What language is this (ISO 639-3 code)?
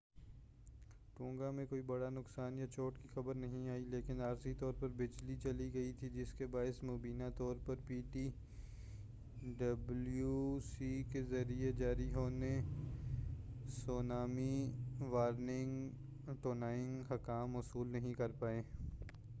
urd